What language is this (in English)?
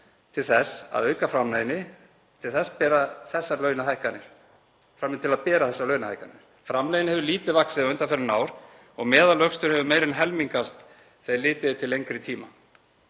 Icelandic